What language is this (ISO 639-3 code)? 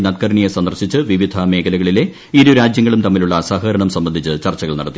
mal